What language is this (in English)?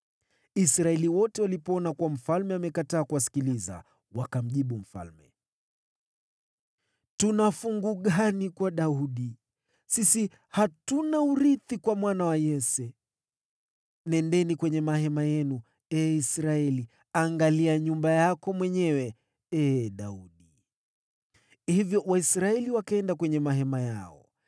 Swahili